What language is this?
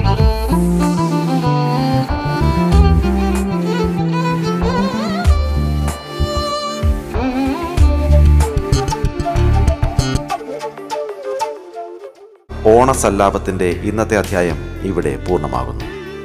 Malayalam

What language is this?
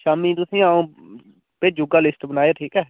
Dogri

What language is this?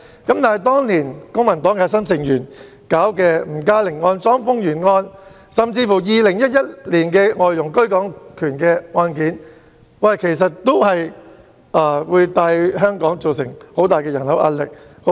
Cantonese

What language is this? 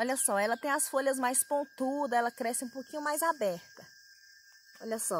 Portuguese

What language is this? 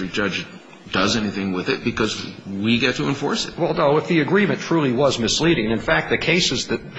English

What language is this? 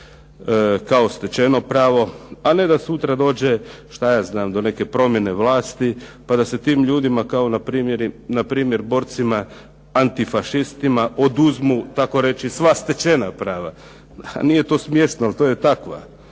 Croatian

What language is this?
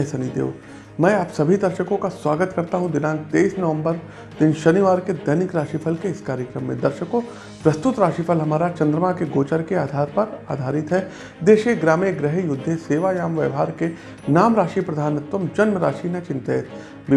Hindi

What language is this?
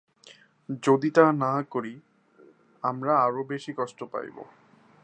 Bangla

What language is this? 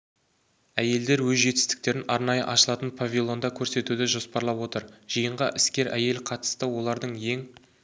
Kazakh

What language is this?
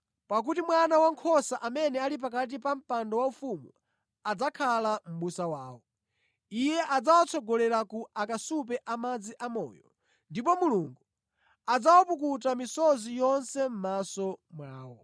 Nyanja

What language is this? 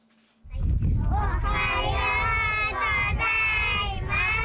Japanese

